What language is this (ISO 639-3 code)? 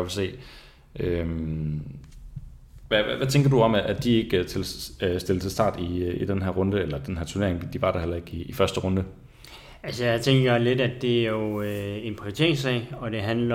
dan